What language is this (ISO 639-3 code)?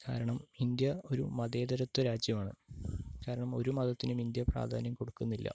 mal